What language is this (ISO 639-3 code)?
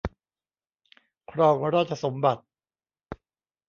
tha